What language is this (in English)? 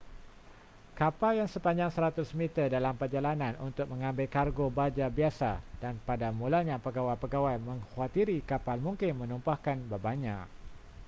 Malay